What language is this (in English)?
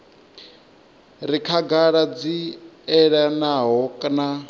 Venda